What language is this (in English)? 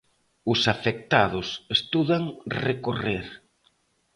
Galician